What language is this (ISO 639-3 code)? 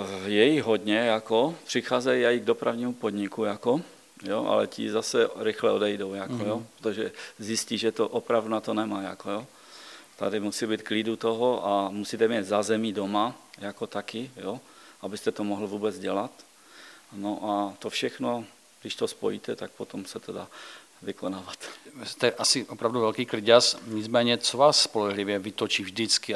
ces